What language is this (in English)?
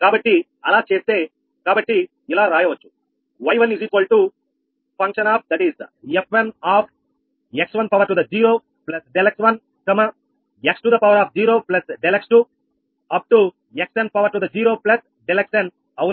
Telugu